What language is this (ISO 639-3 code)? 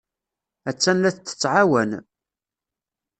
kab